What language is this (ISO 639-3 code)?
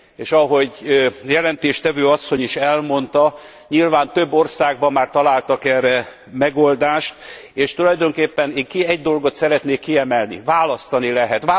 hun